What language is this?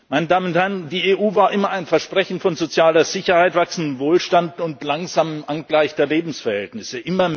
German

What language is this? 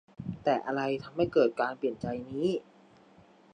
Thai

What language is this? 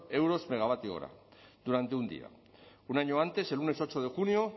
Spanish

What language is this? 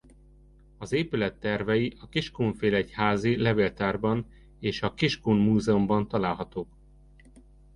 Hungarian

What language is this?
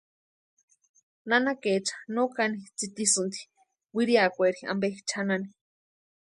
Western Highland Purepecha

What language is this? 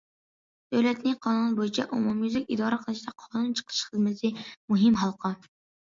Uyghur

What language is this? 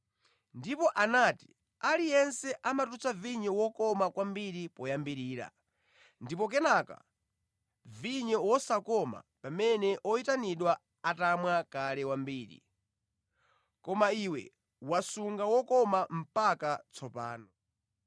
Nyanja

